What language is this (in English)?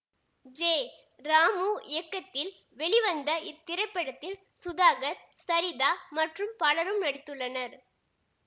Tamil